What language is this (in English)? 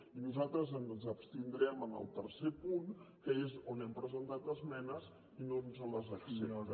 Catalan